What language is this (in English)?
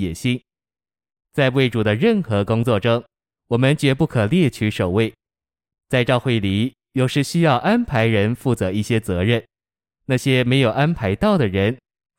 Chinese